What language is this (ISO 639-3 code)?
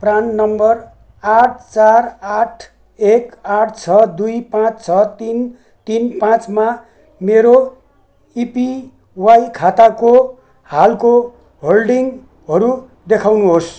nep